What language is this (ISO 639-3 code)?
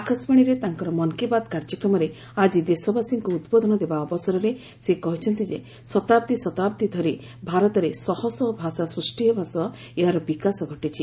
ori